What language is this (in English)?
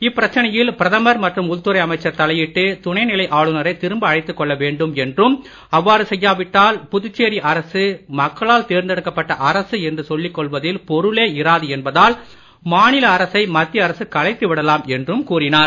Tamil